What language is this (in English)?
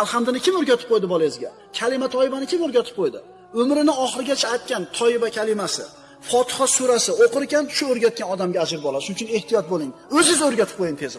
Turkish